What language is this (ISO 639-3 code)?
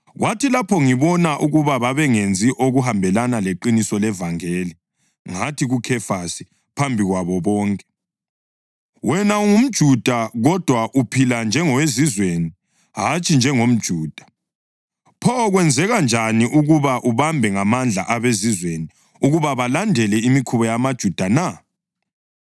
nde